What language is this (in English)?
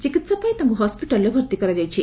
Odia